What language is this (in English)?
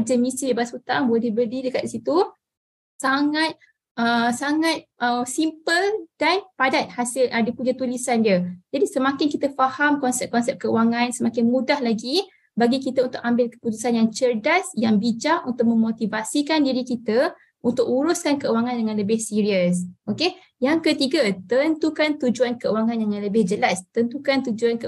Malay